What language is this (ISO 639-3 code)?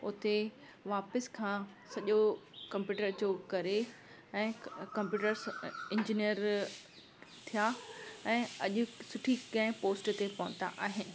snd